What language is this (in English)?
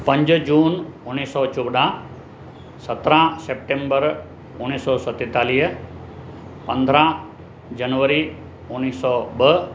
Sindhi